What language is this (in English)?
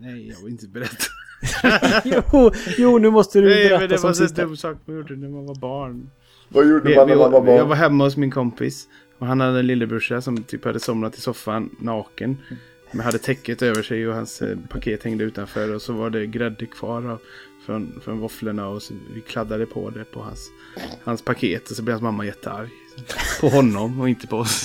Swedish